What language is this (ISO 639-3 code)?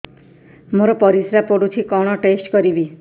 ori